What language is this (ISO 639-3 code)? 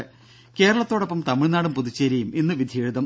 mal